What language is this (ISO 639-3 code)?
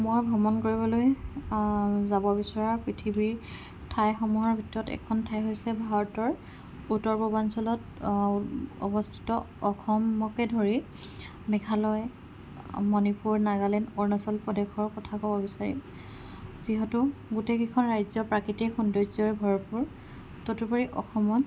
asm